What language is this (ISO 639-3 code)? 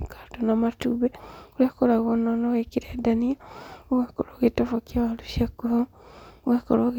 kik